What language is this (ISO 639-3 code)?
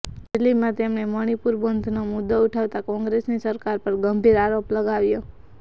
guj